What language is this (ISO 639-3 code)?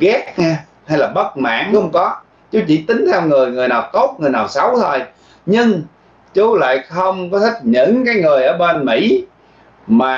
vie